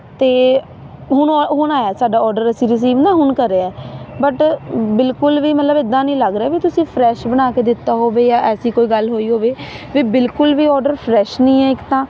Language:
Punjabi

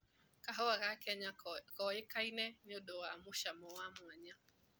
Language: Kikuyu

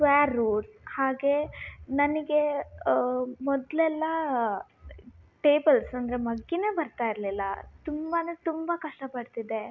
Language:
Kannada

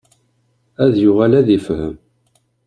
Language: Kabyle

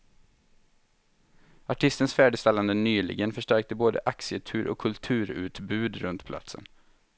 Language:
Swedish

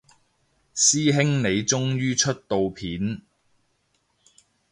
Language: Cantonese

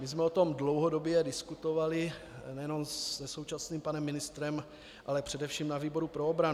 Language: Czech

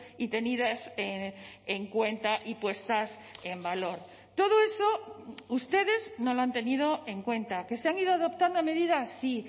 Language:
Spanish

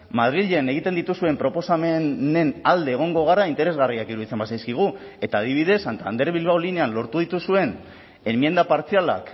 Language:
Basque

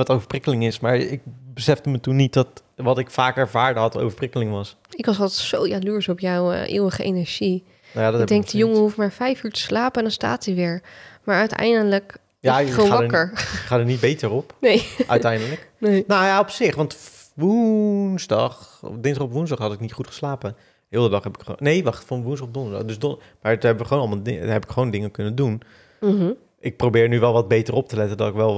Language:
Dutch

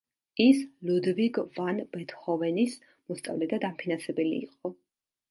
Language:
Georgian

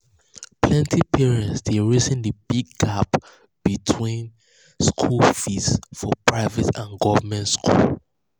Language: Nigerian Pidgin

